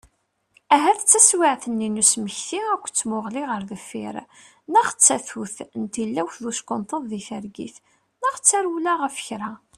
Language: Kabyle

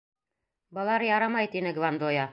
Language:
Bashkir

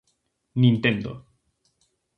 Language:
Galician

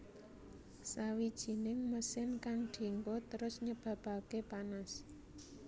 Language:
Javanese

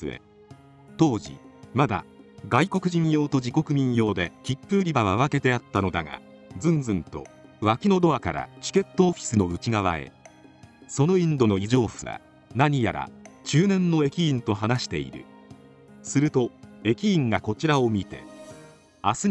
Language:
Japanese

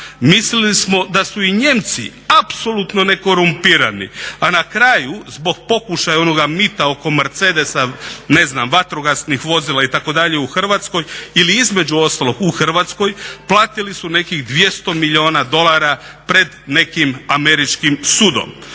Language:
Croatian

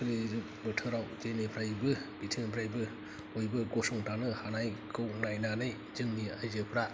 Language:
Bodo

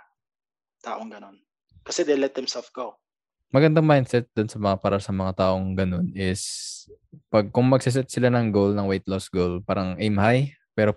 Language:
Filipino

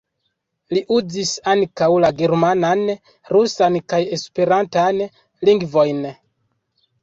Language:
Esperanto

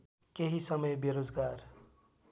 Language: Nepali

